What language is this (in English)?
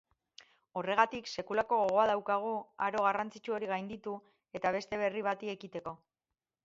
Basque